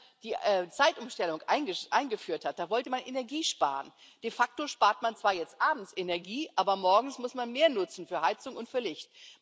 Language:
German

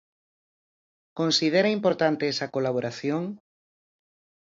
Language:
Galician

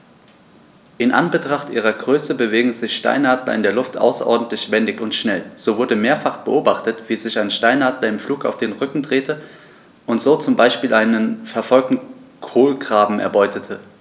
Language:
German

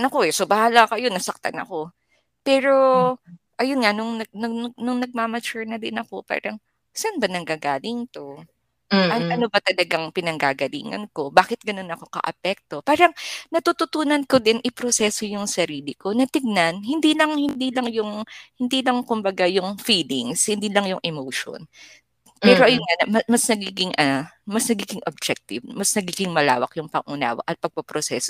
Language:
Filipino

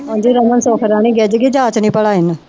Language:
Punjabi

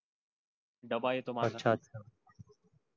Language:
Marathi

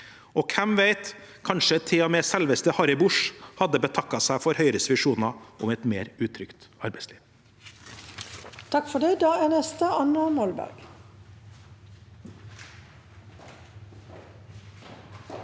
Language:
Norwegian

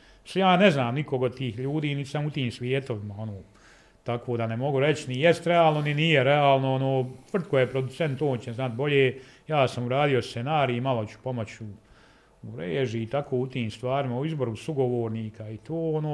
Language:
Croatian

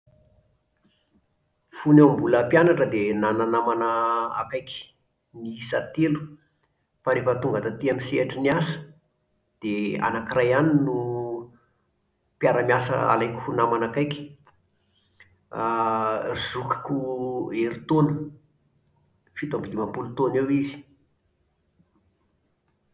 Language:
Malagasy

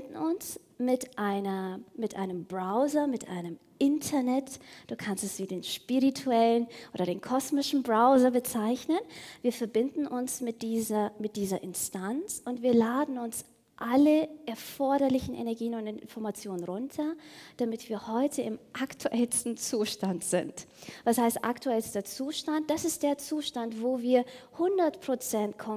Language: German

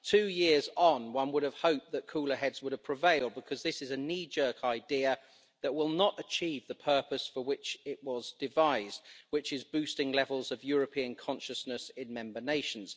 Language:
English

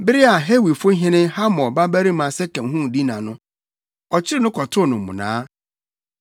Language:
Akan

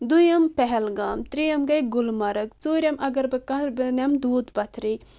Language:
Kashmiri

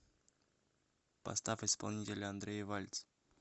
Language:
Russian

